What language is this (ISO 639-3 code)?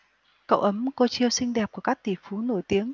vie